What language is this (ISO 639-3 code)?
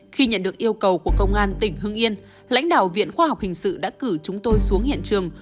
vie